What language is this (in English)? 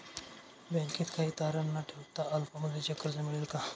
Marathi